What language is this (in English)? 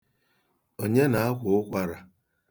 Igbo